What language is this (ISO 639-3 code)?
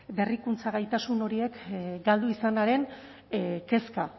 eus